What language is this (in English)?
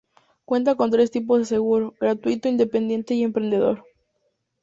Spanish